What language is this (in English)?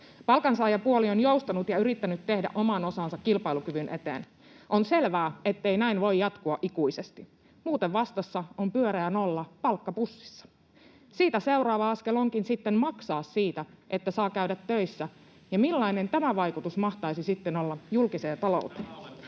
Finnish